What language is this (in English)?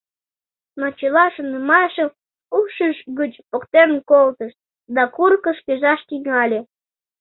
Mari